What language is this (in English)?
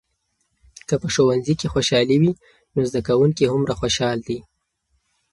Pashto